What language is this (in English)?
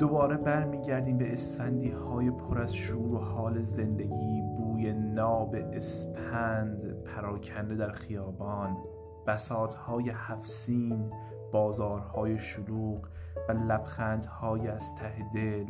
Persian